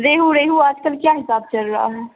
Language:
Urdu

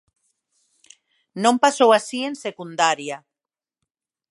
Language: Galician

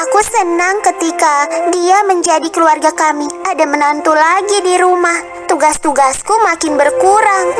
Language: Indonesian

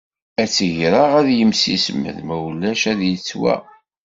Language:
Kabyle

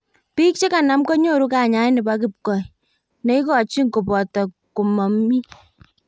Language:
Kalenjin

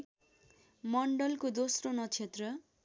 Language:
Nepali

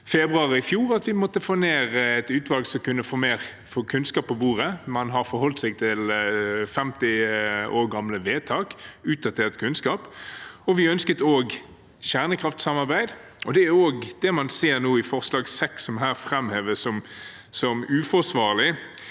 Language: Norwegian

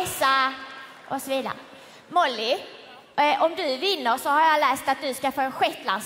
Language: Swedish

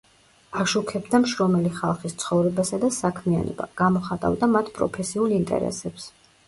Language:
Georgian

